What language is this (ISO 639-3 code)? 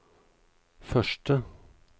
nor